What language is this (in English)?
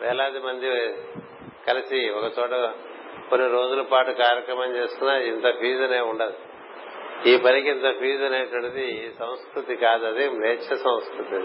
Telugu